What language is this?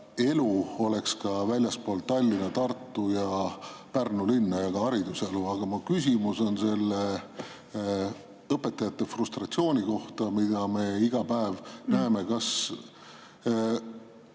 Estonian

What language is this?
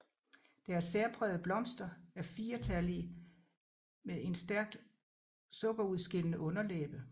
Danish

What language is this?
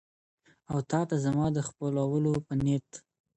Pashto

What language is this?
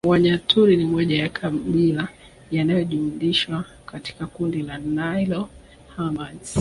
Swahili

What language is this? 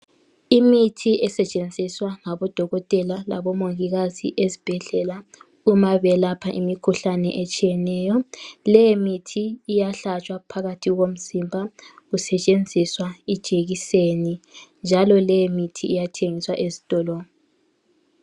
North Ndebele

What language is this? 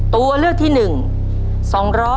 Thai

